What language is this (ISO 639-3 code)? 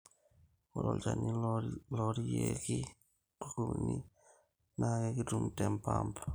mas